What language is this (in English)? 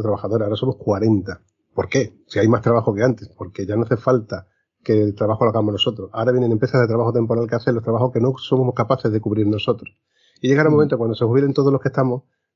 Spanish